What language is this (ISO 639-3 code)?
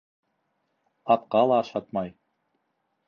bak